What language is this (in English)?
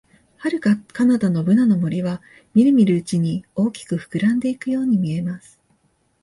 Japanese